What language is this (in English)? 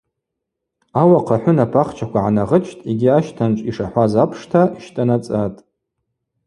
Abaza